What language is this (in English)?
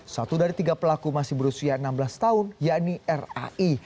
Indonesian